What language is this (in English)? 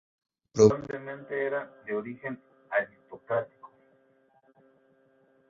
Spanish